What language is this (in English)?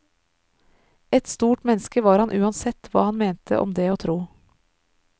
Norwegian